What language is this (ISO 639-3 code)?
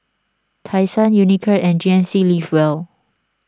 eng